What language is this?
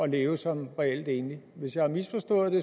Danish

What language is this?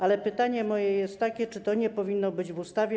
Polish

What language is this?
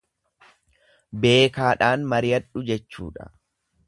Oromo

